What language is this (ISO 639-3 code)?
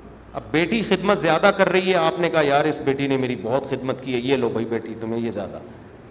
urd